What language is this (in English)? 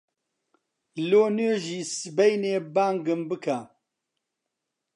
Central Kurdish